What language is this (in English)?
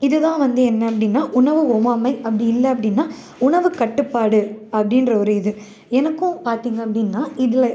Tamil